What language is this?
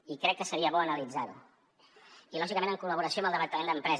Catalan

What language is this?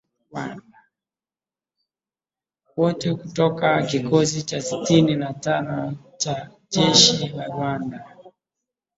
Swahili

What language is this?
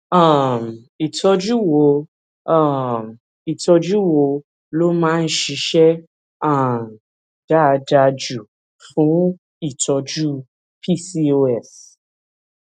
Yoruba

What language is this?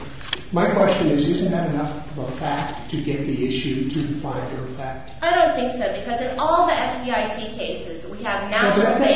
English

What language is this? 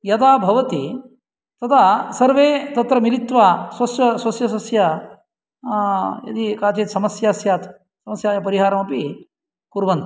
Sanskrit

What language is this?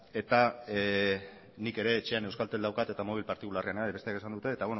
Basque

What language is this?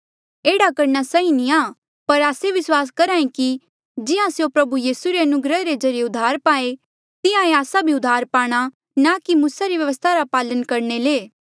Mandeali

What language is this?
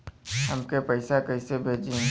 Bhojpuri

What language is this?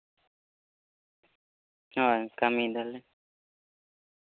Santali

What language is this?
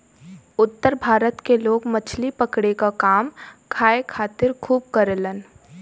Bhojpuri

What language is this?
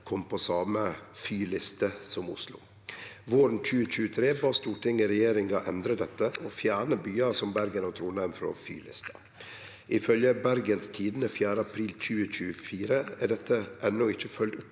Norwegian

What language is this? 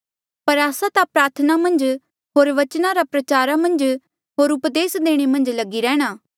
Mandeali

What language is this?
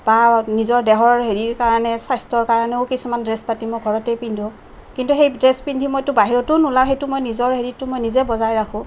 Assamese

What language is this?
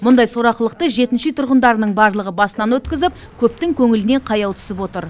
Kazakh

